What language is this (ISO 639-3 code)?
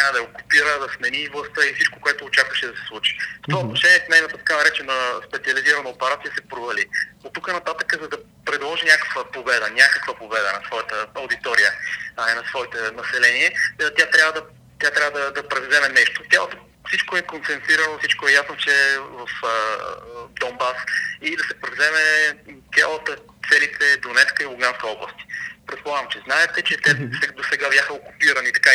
bul